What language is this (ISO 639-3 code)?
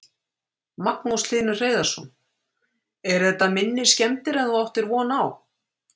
isl